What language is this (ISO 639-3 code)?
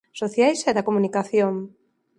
glg